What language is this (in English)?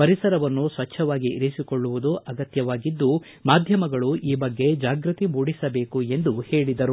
Kannada